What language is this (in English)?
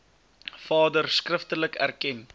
Afrikaans